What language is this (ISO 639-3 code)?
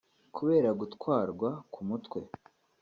kin